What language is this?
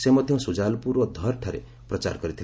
Odia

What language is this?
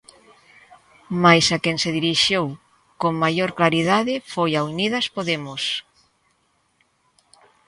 Galician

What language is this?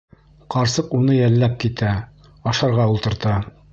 Bashkir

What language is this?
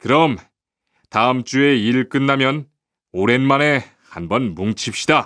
Korean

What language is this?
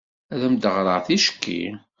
Kabyle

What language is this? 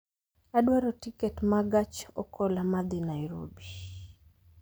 Luo (Kenya and Tanzania)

